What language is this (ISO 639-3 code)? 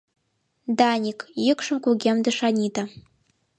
chm